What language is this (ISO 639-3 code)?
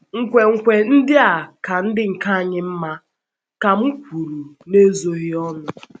ibo